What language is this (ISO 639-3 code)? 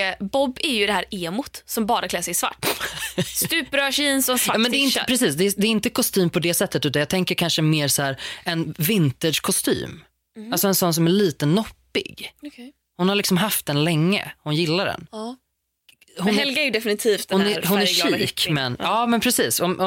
swe